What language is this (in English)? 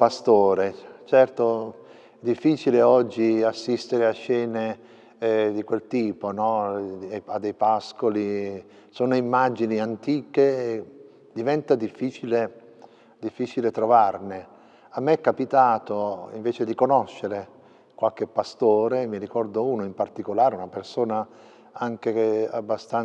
Italian